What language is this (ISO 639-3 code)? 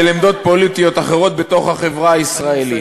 heb